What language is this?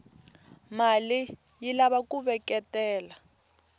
Tsonga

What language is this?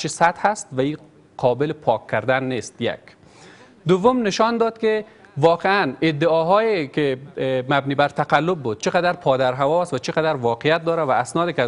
Persian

